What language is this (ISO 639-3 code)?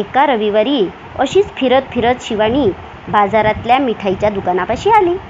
mar